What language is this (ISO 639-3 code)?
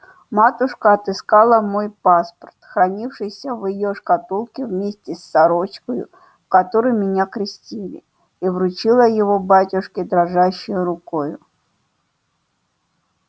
rus